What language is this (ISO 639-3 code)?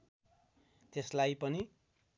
nep